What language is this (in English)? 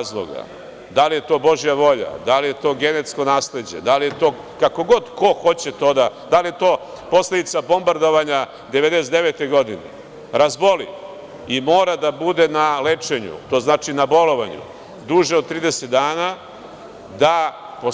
Serbian